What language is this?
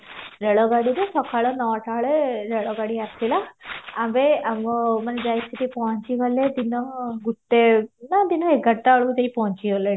Odia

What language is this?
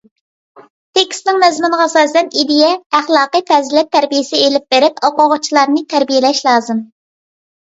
Uyghur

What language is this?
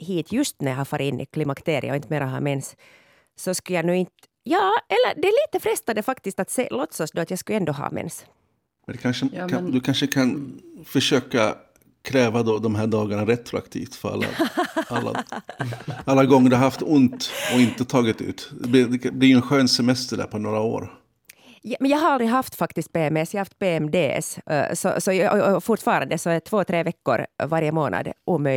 Swedish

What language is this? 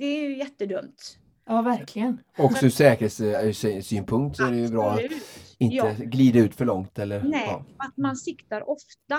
Swedish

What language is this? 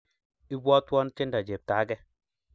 Kalenjin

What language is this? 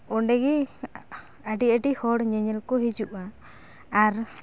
Santali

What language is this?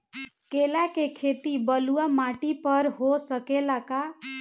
Bhojpuri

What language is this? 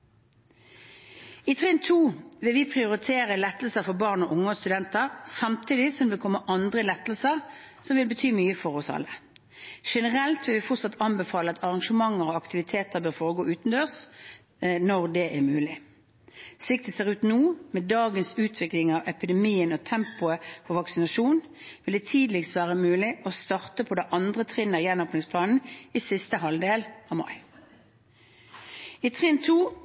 Norwegian Bokmål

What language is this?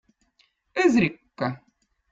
Votic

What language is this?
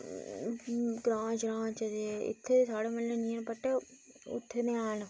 Dogri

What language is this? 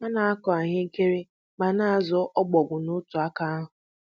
Igbo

